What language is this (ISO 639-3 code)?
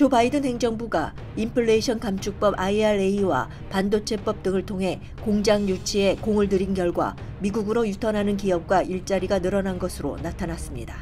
kor